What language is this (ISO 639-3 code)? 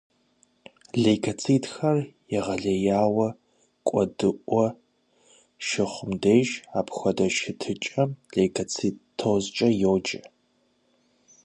kbd